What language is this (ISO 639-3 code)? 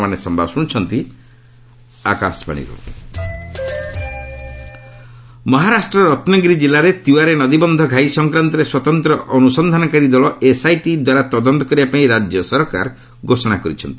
ori